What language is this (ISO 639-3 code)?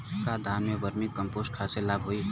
bho